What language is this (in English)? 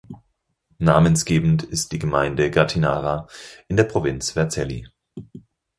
German